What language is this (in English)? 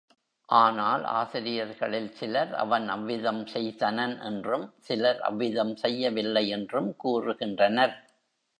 Tamil